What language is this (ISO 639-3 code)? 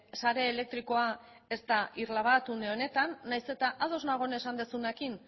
eus